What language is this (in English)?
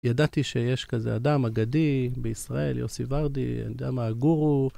Hebrew